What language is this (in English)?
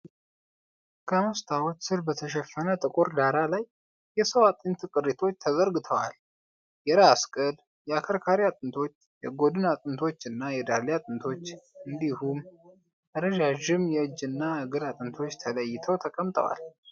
Amharic